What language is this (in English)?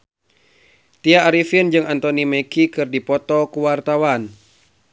Sundanese